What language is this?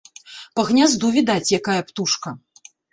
Belarusian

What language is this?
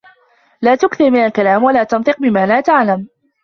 Arabic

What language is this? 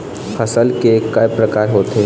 Chhattisgarhi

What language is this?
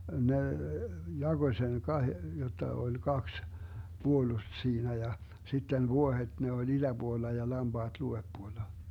Finnish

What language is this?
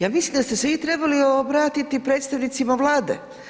Croatian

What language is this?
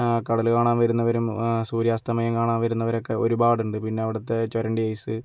Malayalam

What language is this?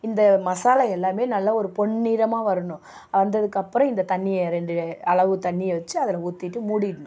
Tamil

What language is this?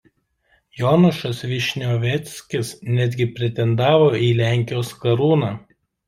Lithuanian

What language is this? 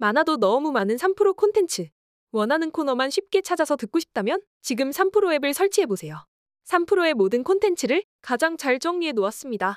Korean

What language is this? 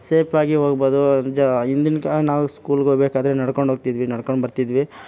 Kannada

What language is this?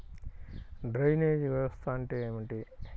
Telugu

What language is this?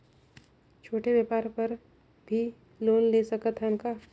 Chhattisgarhi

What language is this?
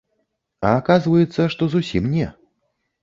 Belarusian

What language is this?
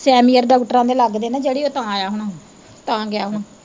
Punjabi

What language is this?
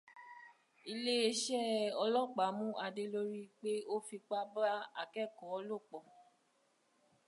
Yoruba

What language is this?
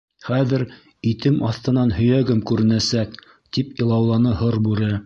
Bashkir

